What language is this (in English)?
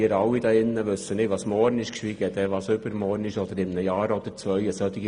Swiss German